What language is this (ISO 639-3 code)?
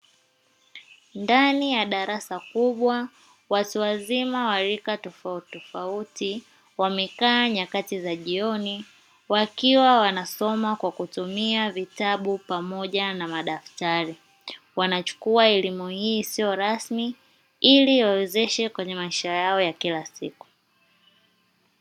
swa